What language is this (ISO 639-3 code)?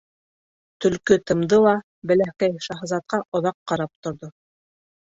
bak